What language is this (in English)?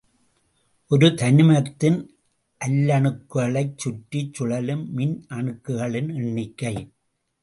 Tamil